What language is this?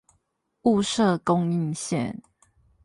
Chinese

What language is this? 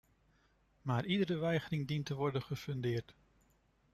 Dutch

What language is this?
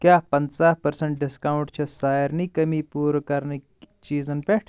Kashmiri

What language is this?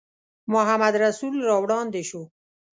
Pashto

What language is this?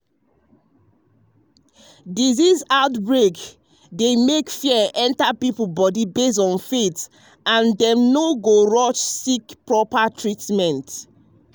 Nigerian Pidgin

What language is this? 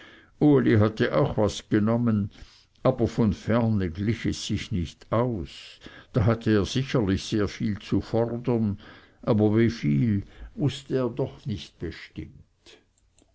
German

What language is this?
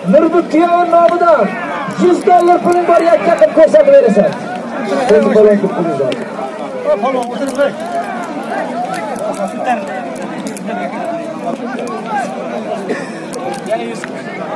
Turkish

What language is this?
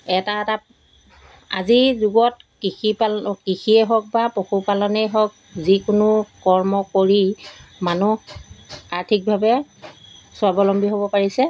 Assamese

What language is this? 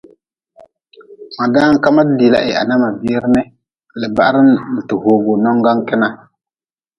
Nawdm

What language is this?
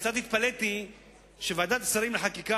Hebrew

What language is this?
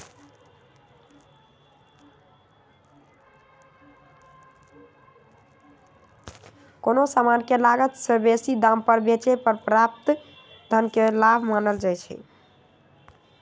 Magahi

